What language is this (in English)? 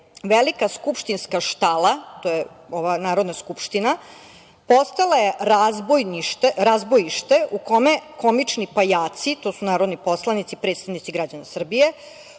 Serbian